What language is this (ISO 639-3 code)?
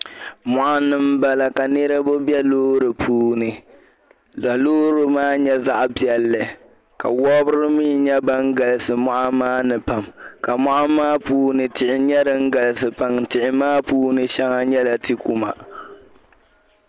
dag